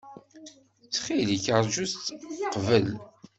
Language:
Kabyle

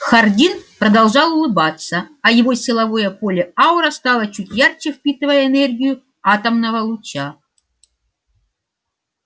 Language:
Russian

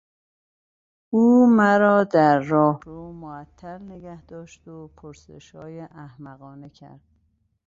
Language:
Persian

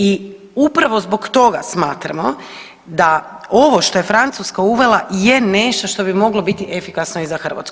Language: Croatian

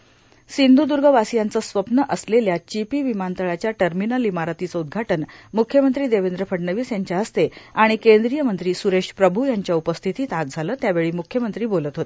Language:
Marathi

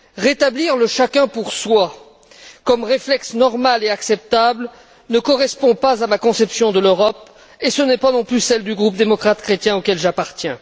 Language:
French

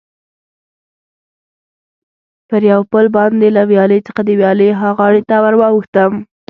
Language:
Pashto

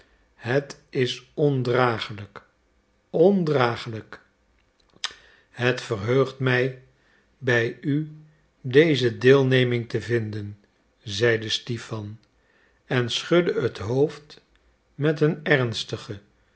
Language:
Dutch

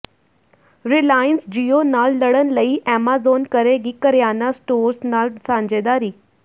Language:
Punjabi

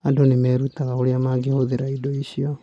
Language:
Kikuyu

